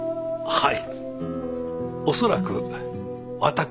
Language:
Japanese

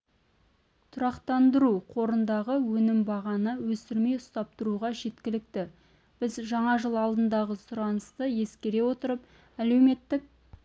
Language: Kazakh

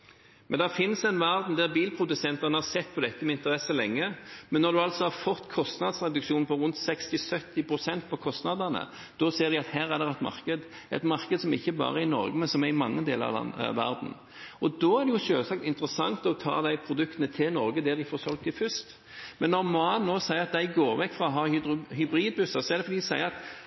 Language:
Norwegian Bokmål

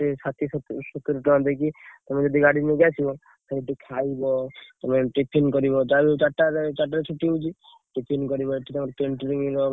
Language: Odia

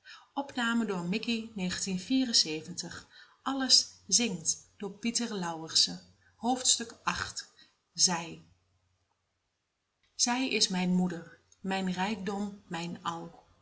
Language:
Dutch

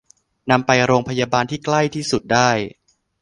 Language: Thai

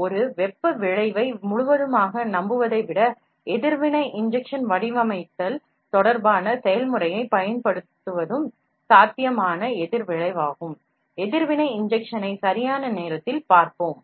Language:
Tamil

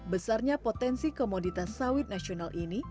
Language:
Indonesian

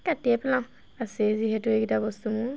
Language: Assamese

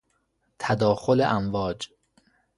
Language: Persian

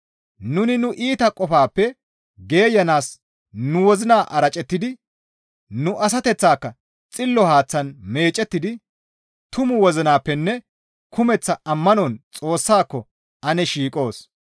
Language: Gamo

